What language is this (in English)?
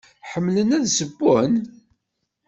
Kabyle